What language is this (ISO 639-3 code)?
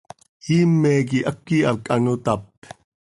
sei